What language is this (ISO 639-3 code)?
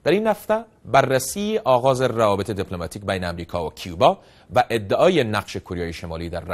fas